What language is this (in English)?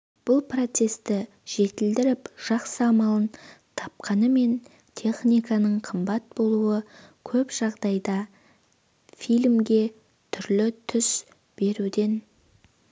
Kazakh